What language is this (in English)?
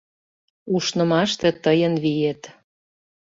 Mari